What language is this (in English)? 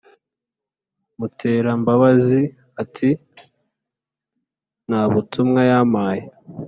Kinyarwanda